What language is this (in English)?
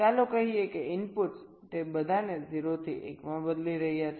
Gujarati